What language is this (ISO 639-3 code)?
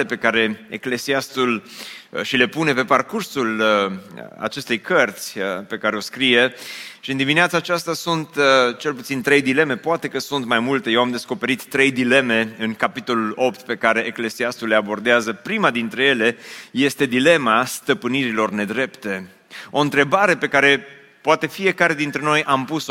ron